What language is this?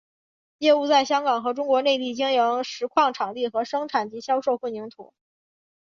Chinese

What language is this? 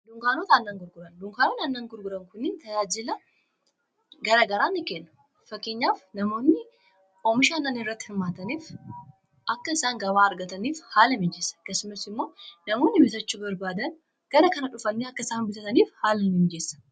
Oromo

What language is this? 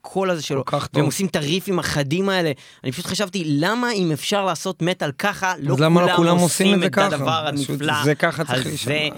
Hebrew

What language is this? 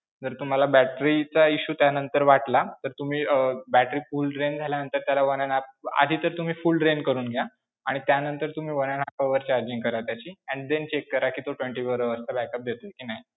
Marathi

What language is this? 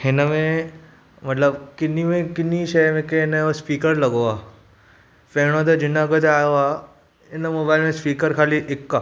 Sindhi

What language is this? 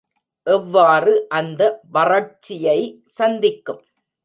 Tamil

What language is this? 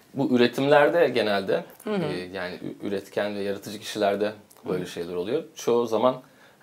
Turkish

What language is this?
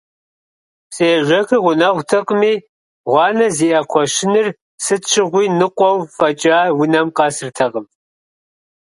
Kabardian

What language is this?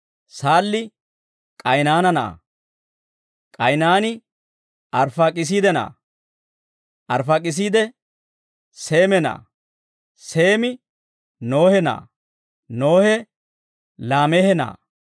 Dawro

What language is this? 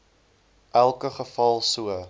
Afrikaans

